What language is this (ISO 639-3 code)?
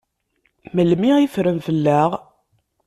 kab